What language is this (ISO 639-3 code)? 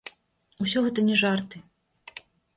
bel